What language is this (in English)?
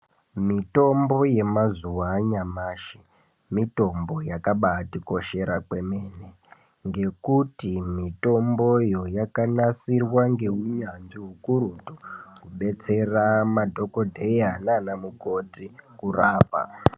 Ndau